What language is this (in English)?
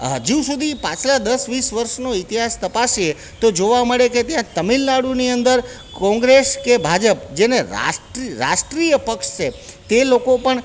Gujarati